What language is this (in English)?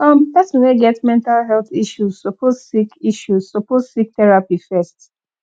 Nigerian Pidgin